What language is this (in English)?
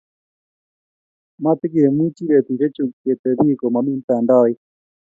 Kalenjin